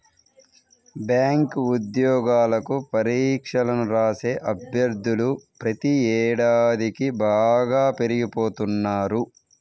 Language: Telugu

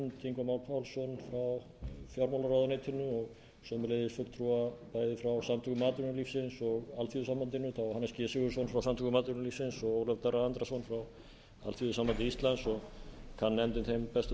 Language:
Icelandic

